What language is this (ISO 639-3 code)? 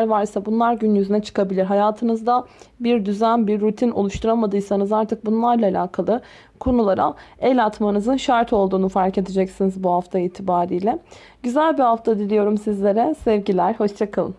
tur